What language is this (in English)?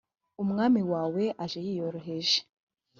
Kinyarwanda